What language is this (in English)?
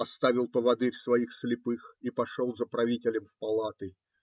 Russian